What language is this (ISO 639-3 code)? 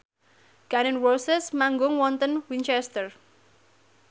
jav